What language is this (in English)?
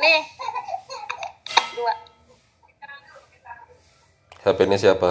Indonesian